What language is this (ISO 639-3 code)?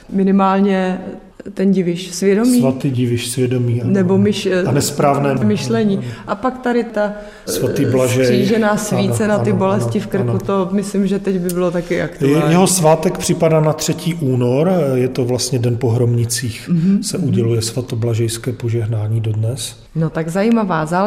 ces